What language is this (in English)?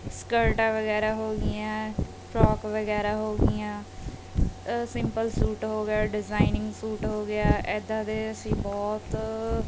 Punjabi